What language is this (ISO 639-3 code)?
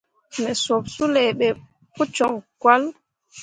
mua